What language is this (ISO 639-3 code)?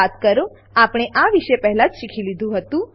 guj